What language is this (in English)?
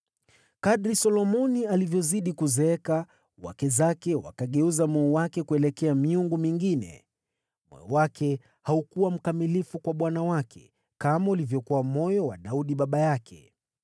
Swahili